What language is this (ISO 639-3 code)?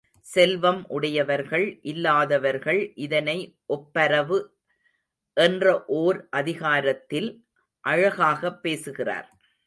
tam